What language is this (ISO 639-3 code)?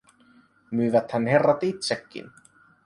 fin